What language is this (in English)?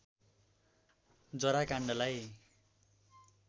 Nepali